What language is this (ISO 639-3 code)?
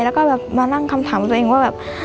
tha